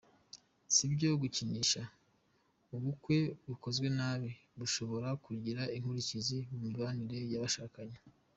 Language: Kinyarwanda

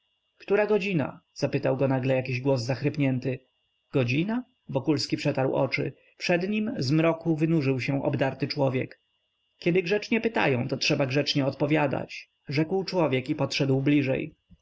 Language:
Polish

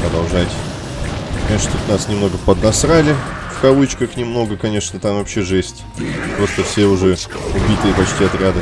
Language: Russian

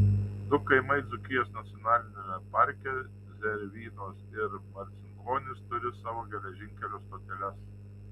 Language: Lithuanian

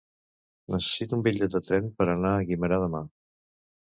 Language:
Catalan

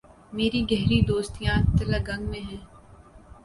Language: Urdu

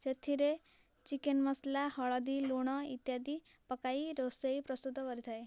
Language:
Odia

